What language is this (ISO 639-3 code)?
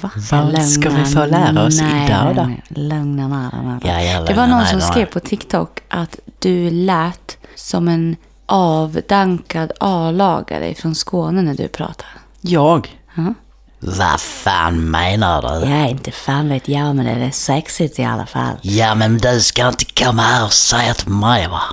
swe